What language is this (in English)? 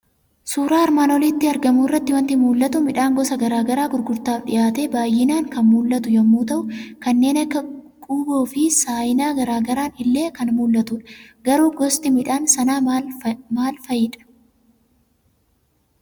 Oromo